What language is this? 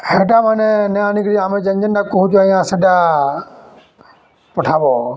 Odia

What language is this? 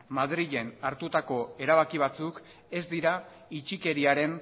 Basque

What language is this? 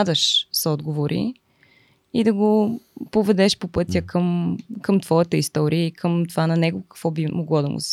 Bulgarian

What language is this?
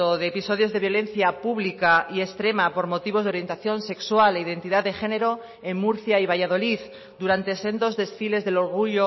Spanish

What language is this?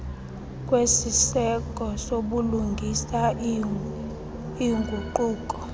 Xhosa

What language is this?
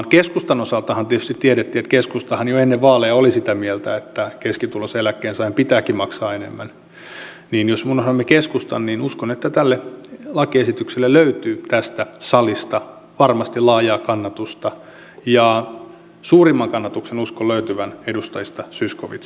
Finnish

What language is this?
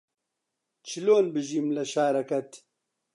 Central Kurdish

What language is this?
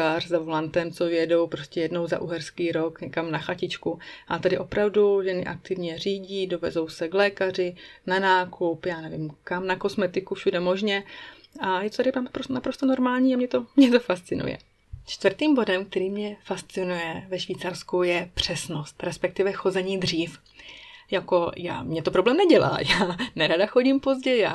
Czech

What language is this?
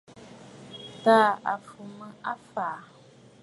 Bafut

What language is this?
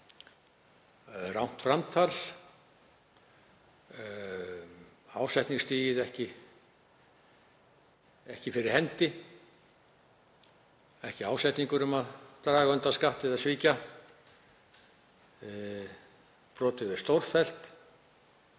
Icelandic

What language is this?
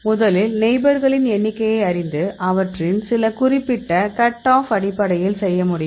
Tamil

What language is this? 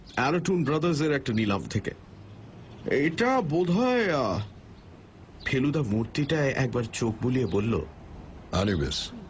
Bangla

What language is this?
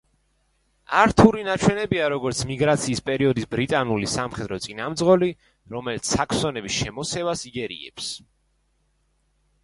Georgian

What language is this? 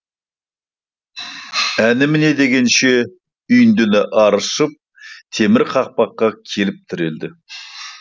Kazakh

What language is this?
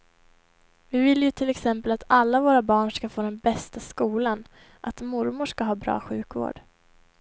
Swedish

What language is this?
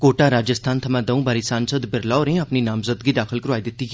Dogri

